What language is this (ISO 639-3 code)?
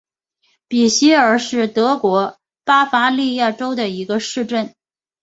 zho